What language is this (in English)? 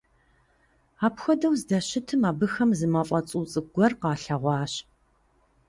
Kabardian